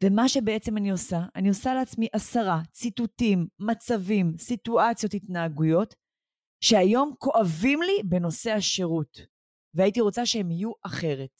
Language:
Hebrew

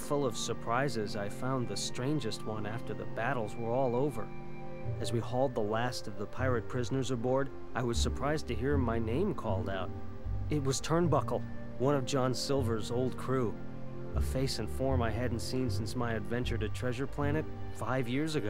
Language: English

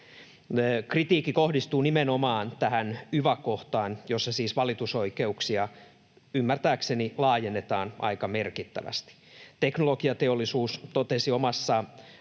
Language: Finnish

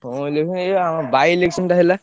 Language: Odia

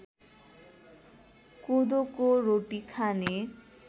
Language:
Nepali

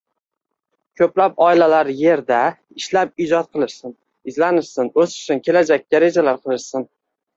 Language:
Uzbek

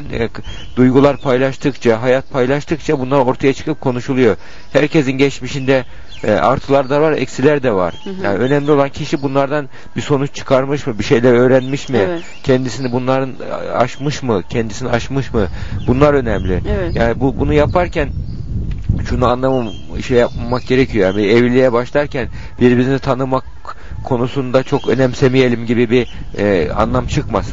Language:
Turkish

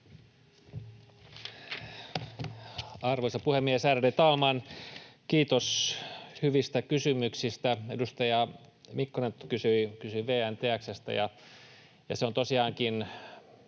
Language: Finnish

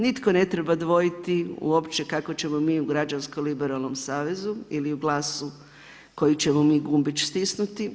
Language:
Croatian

